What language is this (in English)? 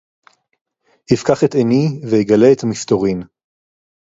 Hebrew